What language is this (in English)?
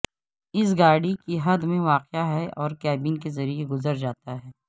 Urdu